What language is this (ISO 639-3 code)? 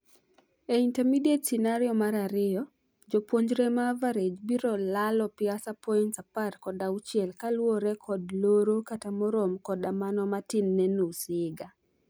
luo